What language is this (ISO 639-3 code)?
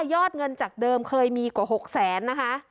tha